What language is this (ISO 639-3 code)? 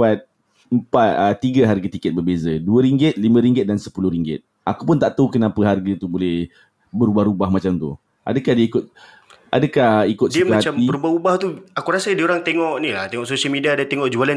msa